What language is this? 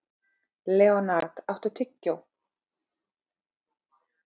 Icelandic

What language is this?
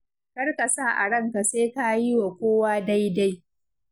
Hausa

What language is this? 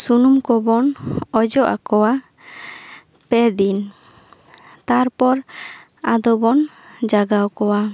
Santali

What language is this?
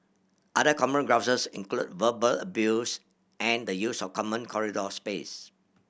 English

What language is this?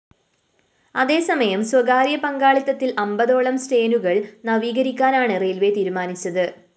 Malayalam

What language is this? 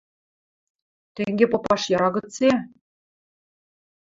Western Mari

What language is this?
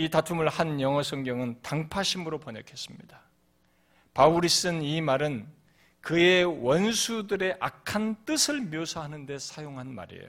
Korean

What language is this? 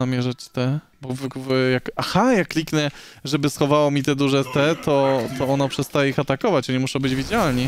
Polish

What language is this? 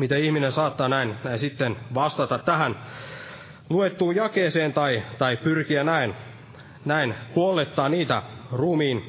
Finnish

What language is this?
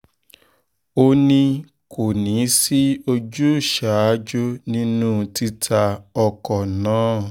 Yoruba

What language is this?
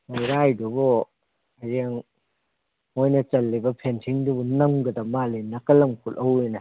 Manipuri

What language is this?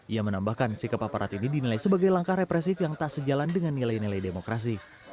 Indonesian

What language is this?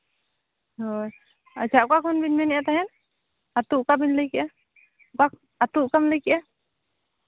Santali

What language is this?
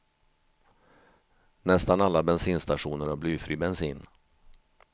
Swedish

